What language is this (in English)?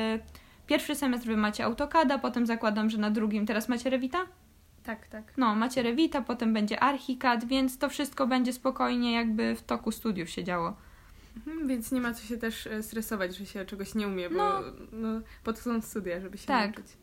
Polish